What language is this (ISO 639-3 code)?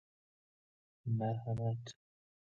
fas